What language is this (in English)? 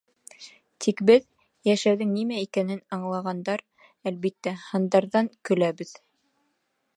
Bashkir